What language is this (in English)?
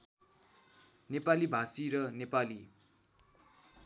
Nepali